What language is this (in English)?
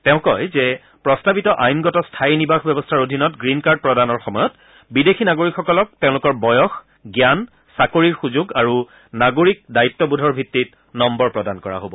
Assamese